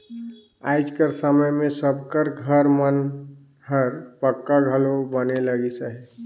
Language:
Chhattisgarhi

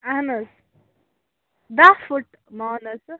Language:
Kashmiri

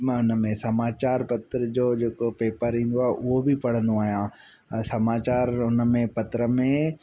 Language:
Sindhi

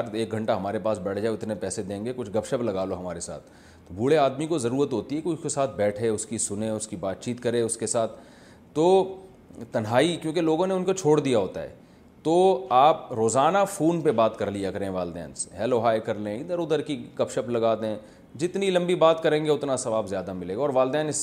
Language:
Urdu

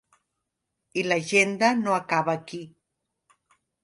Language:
Catalan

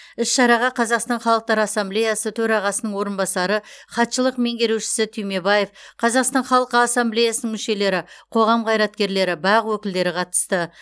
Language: Kazakh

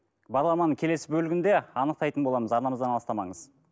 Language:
Kazakh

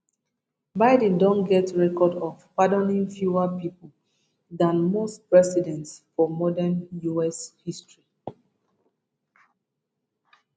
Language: Nigerian Pidgin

